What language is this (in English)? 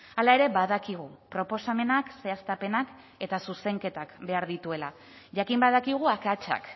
Basque